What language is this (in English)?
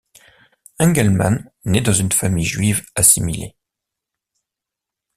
French